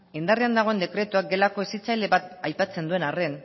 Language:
Basque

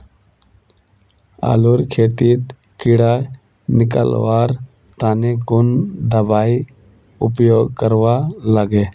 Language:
Magahi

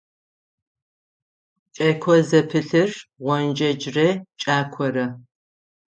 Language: Adyghe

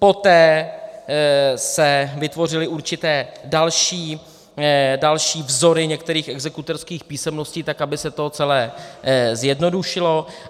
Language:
Czech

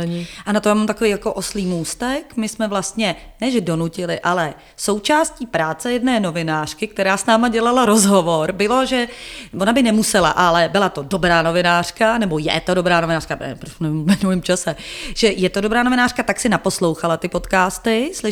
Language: Czech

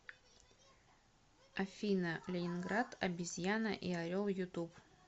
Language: Russian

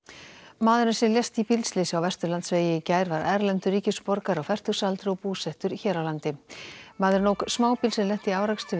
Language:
Icelandic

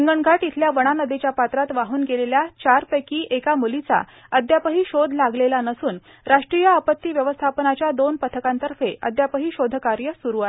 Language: Marathi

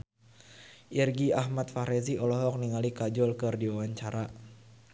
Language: Sundanese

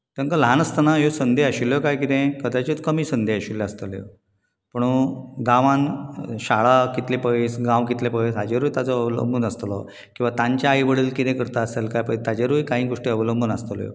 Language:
Konkani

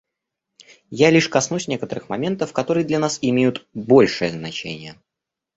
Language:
Russian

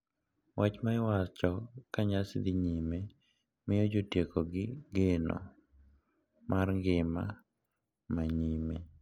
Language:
Luo (Kenya and Tanzania)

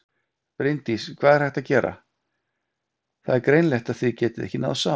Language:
Icelandic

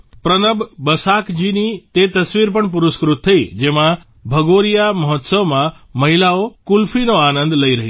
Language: Gujarati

